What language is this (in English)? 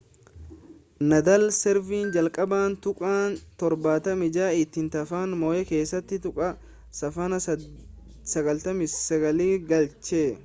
Oromo